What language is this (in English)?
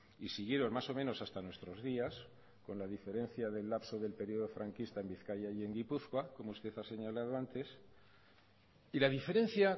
Spanish